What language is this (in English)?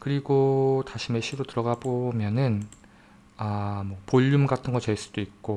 Korean